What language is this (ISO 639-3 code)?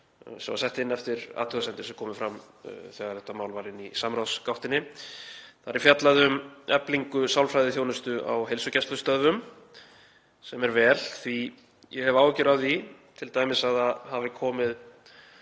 isl